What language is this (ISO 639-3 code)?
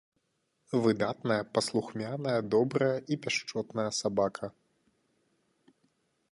bel